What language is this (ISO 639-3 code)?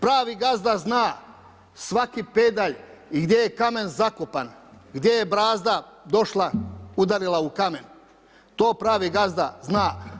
hrv